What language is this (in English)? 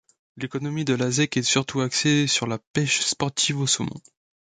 French